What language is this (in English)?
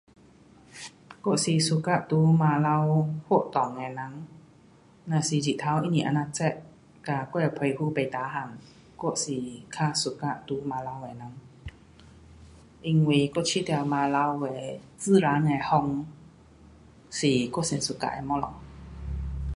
Pu-Xian Chinese